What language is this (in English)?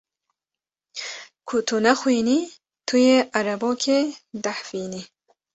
Kurdish